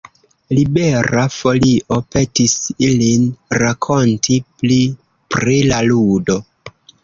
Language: Esperanto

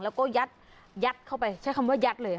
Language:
Thai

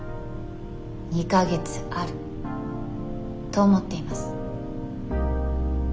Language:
Japanese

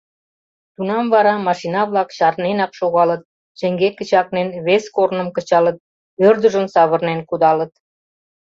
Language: Mari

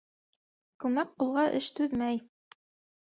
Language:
Bashkir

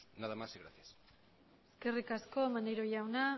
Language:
Basque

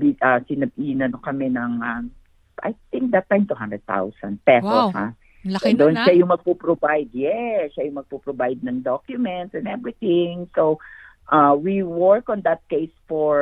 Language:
Filipino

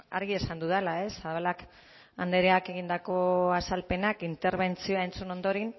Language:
Basque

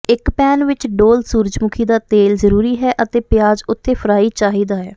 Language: Punjabi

